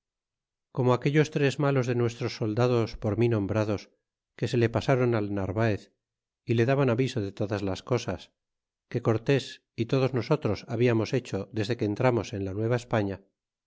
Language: Spanish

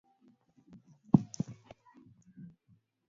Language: Swahili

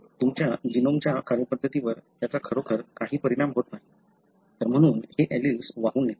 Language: Marathi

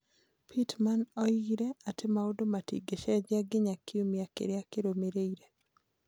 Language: Kikuyu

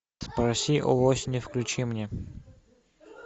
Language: Russian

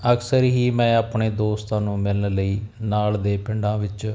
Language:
Punjabi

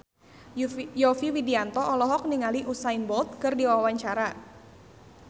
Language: Sundanese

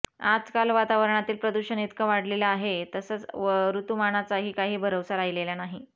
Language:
Marathi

